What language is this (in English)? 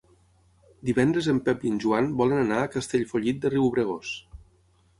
Catalan